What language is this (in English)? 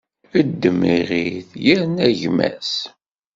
Kabyle